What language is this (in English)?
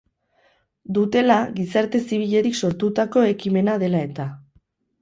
Basque